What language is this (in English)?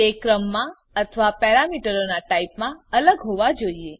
Gujarati